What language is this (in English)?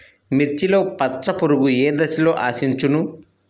Telugu